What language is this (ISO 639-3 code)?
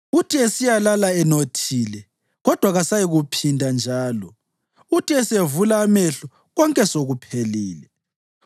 nde